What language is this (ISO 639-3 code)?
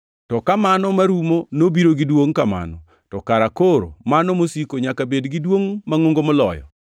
luo